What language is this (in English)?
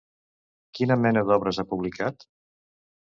Catalan